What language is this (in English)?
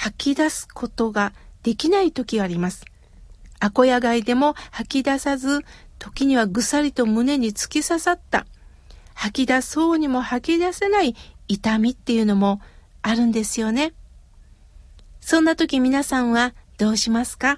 Japanese